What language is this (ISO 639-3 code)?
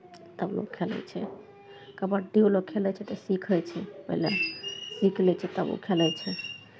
mai